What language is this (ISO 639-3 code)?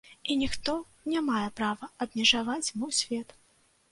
bel